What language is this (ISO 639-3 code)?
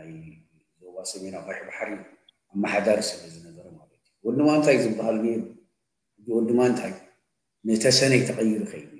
ara